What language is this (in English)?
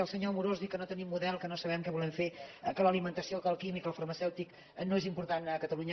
Catalan